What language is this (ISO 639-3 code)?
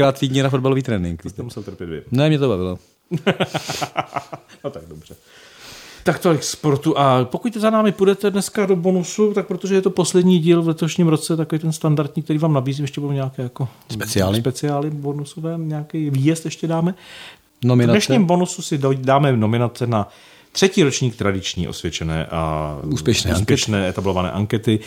ces